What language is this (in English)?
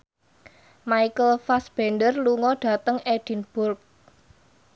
Javanese